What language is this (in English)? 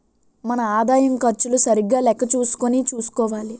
Telugu